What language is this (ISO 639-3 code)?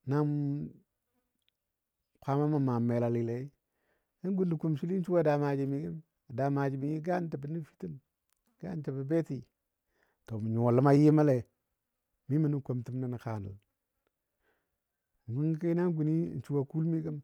dbd